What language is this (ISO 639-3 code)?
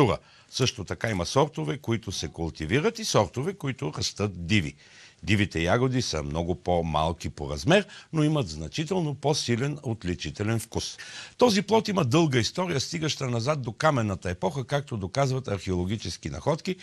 bul